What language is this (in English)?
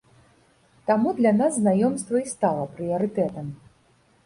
Belarusian